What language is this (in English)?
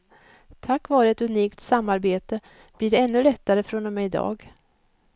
Swedish